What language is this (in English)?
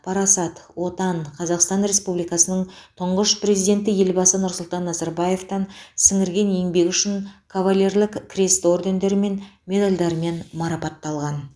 Kazakh